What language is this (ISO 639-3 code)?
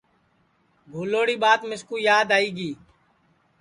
ssi